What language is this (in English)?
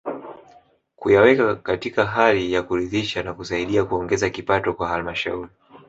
Swahili